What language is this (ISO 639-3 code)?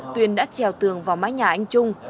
vie